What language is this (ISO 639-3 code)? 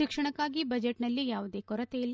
kan